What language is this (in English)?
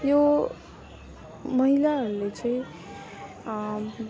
Nepali